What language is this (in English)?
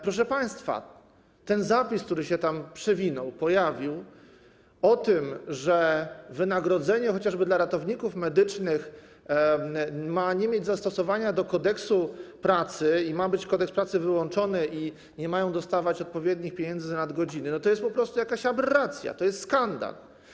Polish